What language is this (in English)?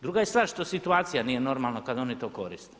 Croatian